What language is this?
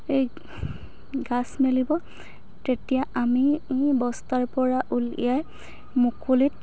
Assamese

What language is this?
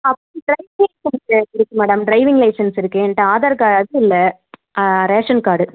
Tamil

